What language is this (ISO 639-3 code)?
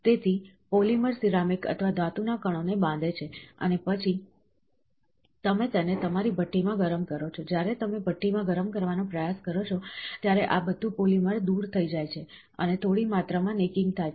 guj